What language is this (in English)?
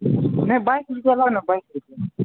Maithili